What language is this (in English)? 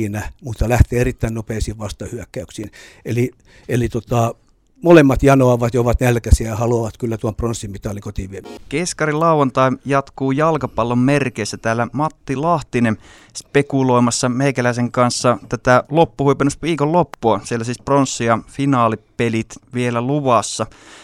Finnish